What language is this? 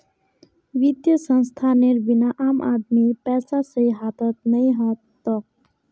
Magahi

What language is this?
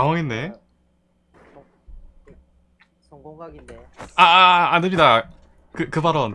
Korean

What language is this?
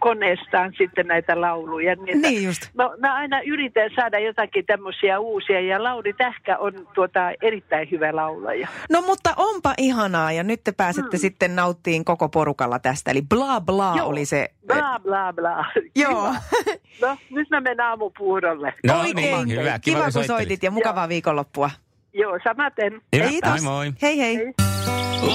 Finnish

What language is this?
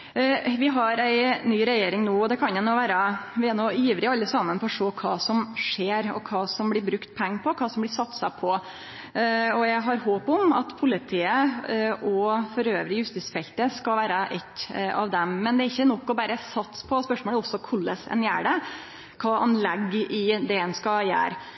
Norwegian Nynorsk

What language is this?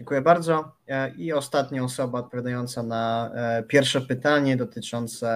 Polish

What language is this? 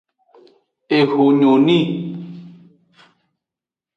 Aja (Benin)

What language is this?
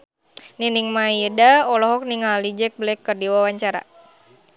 Sundanese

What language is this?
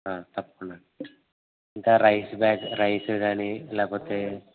Telugu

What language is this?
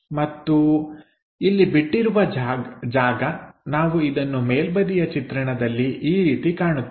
Kannada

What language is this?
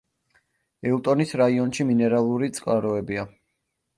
Georgian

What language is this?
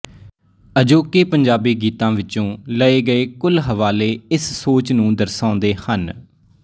Punjabi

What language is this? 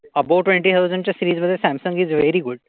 Marathi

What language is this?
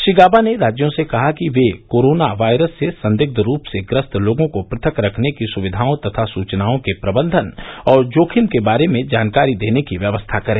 Hindi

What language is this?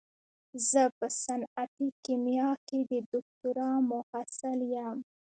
Pashto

